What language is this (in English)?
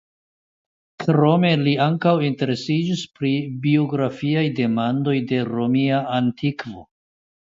Esperanto